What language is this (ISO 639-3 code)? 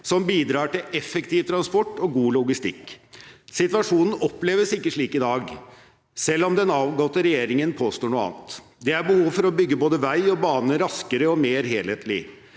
nor